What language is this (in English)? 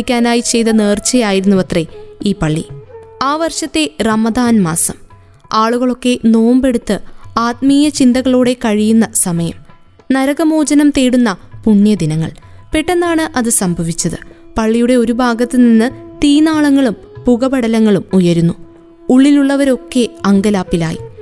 Malayalam